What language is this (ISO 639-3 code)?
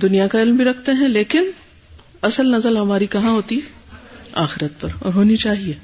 urd